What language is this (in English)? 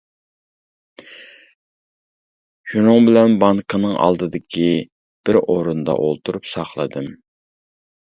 Uyghur